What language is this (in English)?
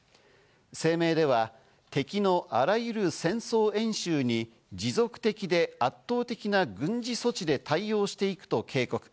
Japanese